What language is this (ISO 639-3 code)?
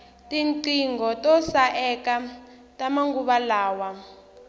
tso